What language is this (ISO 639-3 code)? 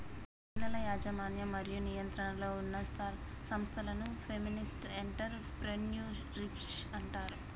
tel